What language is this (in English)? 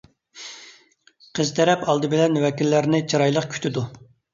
Uyghur